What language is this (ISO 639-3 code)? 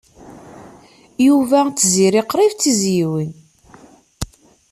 kab